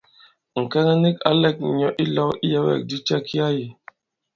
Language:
Bankon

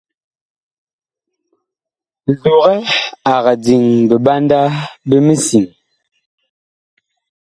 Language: Bakoko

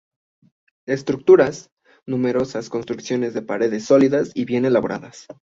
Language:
Spanish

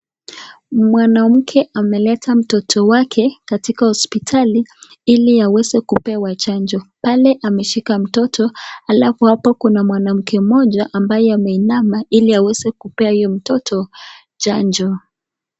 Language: Swahili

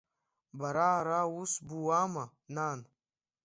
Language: Abkhazian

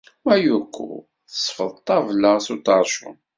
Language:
Kabyle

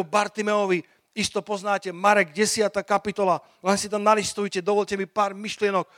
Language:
Slovak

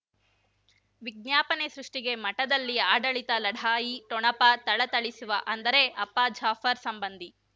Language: Kannada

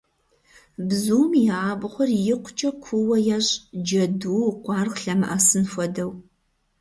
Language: Kabardian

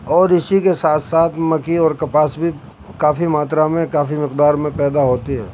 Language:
Urdu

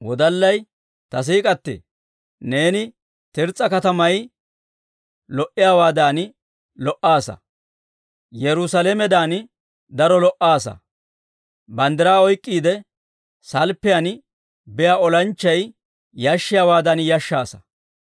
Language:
Dawro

